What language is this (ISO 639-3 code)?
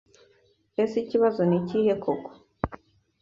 kin